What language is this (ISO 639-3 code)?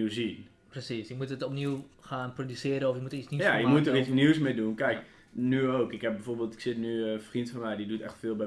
nld